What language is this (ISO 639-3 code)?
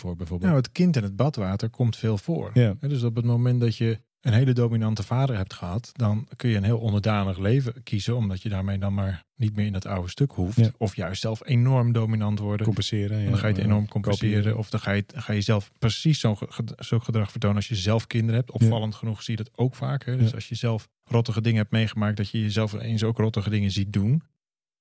nld